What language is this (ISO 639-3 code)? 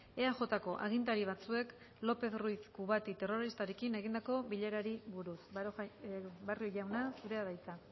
eus